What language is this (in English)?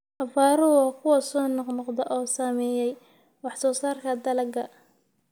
Somali